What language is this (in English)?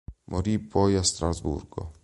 Italian